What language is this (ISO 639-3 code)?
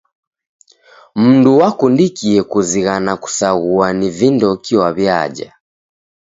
dav